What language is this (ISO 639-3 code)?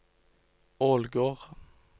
nor